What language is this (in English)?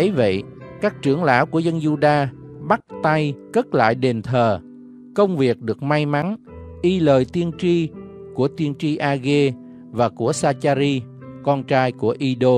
Vietnamese